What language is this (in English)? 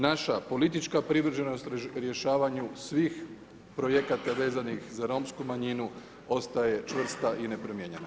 Croatian